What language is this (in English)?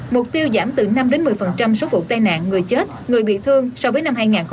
Vietnamese